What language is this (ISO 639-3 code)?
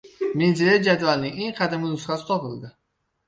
uzb